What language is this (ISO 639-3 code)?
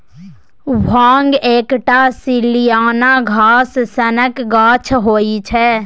mai